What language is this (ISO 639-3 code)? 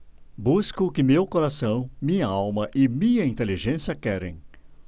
por